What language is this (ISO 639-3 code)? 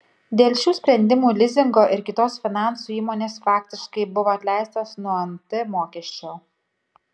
lit